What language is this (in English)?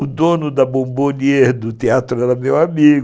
Portuguese